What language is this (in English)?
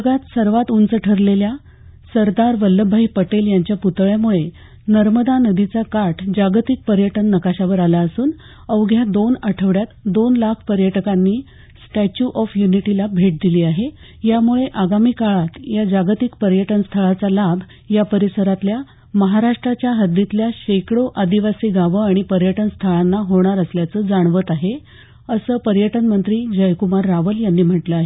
Marathi